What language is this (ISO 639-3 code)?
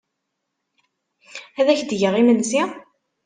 kab